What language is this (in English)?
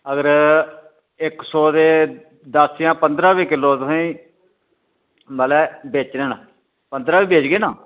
Dogri